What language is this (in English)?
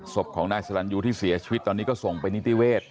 Thai